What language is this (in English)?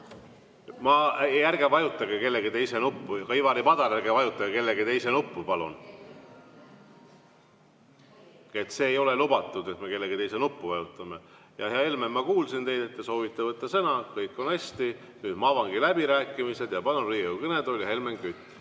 Estonian